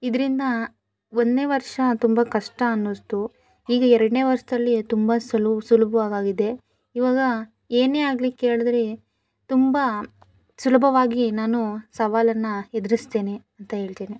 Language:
Kannada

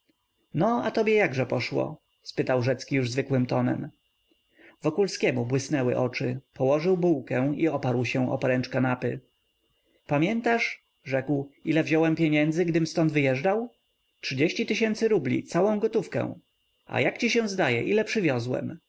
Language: Polish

